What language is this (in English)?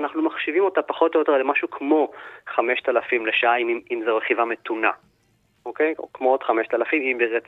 Hebrew